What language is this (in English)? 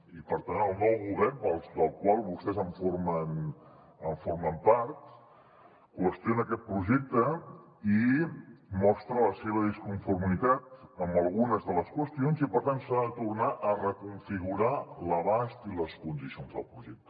Catalan